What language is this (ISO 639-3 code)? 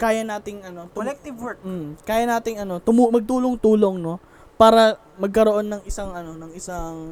fil